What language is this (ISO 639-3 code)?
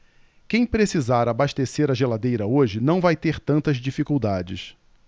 por